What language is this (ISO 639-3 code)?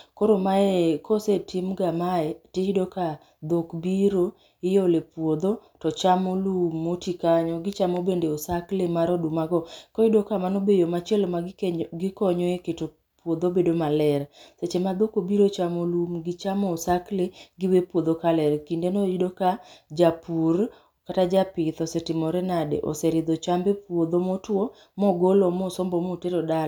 luo